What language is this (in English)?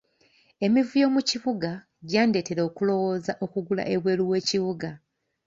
Ganda